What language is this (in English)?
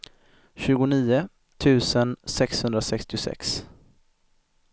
Swedish